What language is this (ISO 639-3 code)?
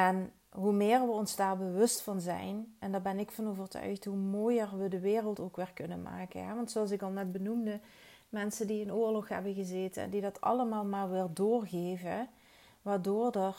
nld